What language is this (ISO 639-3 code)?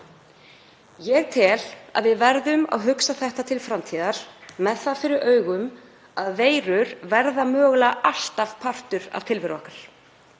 isl